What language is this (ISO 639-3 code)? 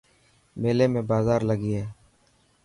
mki